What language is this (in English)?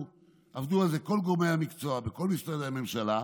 Hebrew